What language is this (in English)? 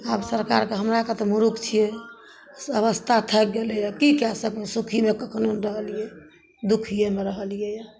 Maithili